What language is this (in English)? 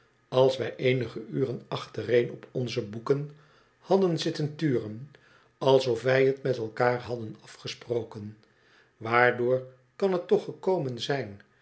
Dutch